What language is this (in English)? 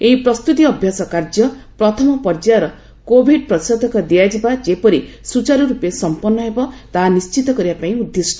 Odia